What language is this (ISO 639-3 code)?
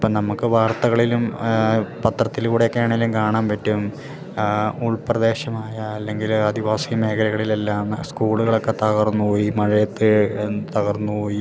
mal